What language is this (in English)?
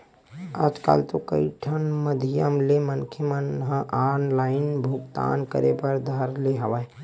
Chhattisgarhi